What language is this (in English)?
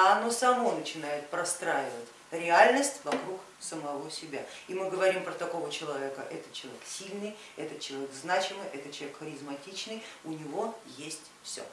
Russian